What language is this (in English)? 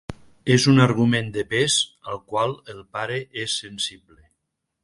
Catalan